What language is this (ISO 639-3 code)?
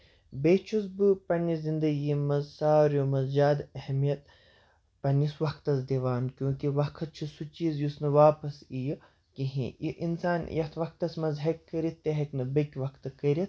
kas